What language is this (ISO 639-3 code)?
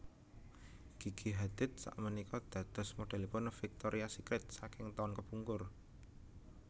jav